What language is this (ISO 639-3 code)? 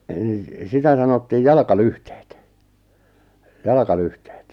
fin